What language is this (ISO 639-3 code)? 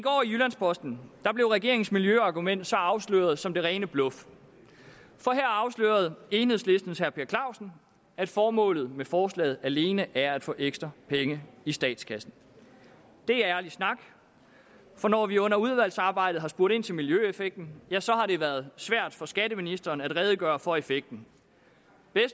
dan